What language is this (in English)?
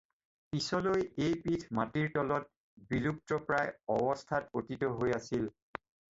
Assamese